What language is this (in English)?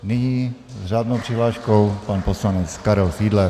Czech